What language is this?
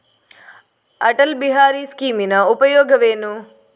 Kannada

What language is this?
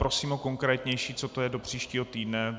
Czech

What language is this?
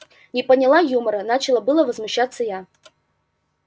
Russian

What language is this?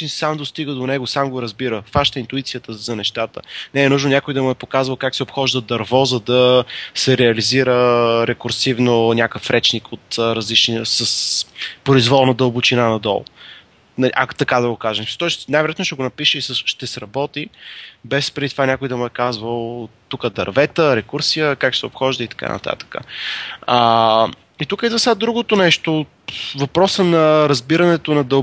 Bulgarian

